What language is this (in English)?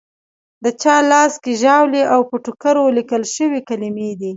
Pashto